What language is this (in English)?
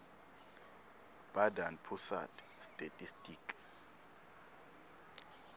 Swati